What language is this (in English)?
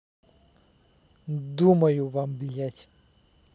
Russian